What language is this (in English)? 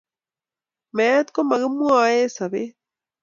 Kalenjin